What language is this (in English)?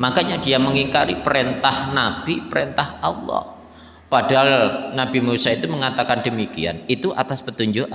Indonesian